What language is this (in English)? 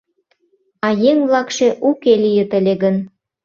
Mari